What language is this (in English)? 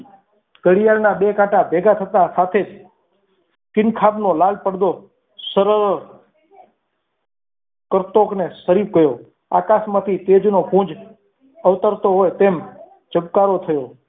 Gujarati